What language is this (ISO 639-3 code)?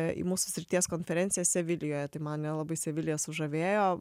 lit